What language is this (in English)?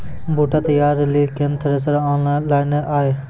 Maithili